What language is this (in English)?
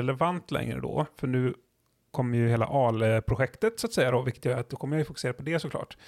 Swedish